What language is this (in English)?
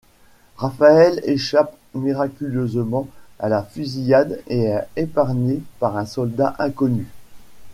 French